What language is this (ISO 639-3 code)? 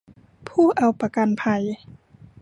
tha